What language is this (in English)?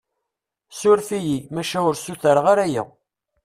Kabyle